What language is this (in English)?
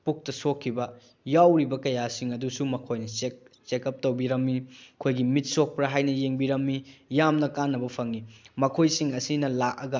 Manipuri